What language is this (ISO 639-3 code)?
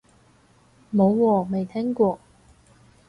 yue